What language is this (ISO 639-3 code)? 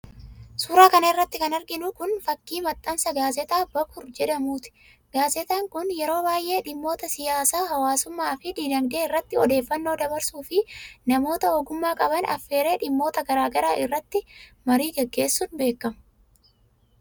orm